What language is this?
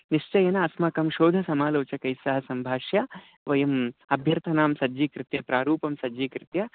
Sanskrit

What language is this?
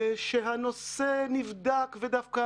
Hebrew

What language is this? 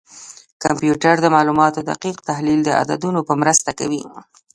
Pashto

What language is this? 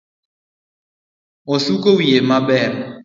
Luo (Kenya and Tanzania)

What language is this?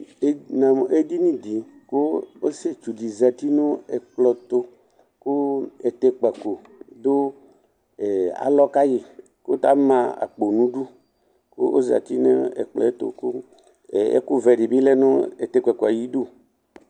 Ikposo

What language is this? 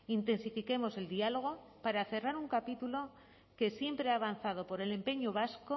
Spanish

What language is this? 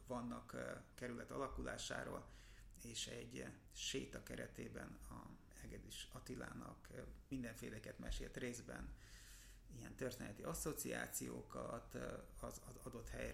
Hungarian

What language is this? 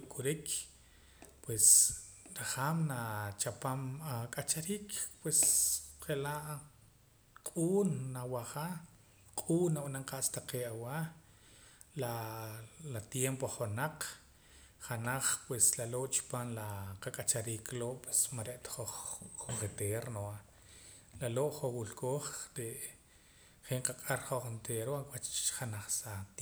Poqomam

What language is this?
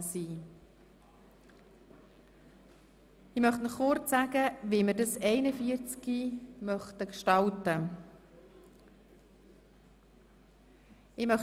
Swiss German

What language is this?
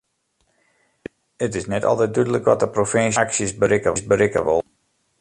Western Frisian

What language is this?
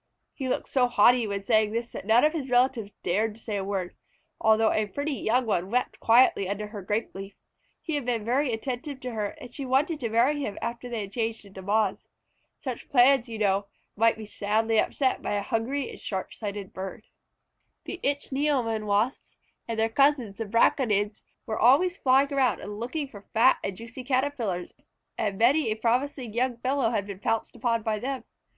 English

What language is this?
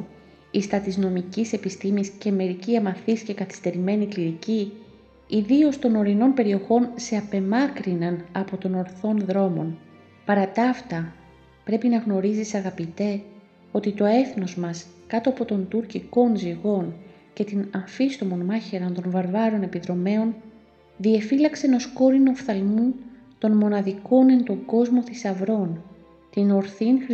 Greek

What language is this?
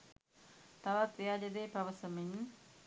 Sinhala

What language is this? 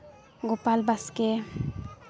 Santali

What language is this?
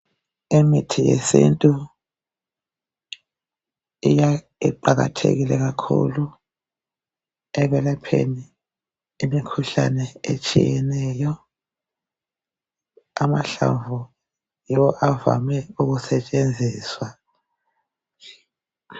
North Ndebele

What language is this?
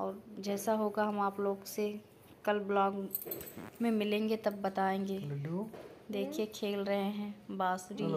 Hindi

